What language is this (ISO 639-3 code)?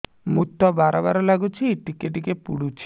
ori